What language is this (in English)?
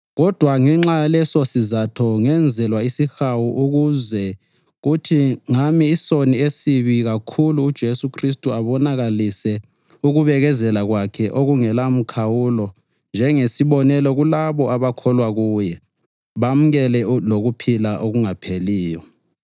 North Ndebele